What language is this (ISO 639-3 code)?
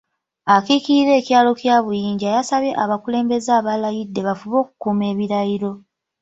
lug